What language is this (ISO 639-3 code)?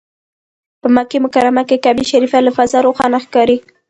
pus